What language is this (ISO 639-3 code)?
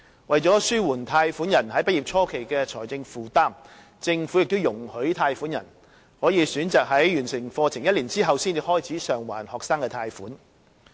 yue